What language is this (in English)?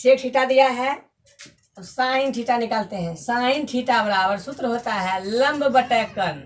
Hindi